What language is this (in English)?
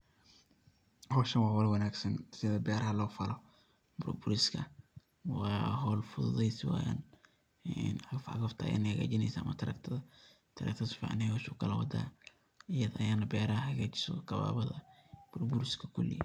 Somali